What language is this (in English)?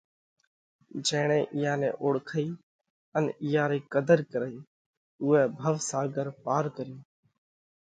Parkari Koli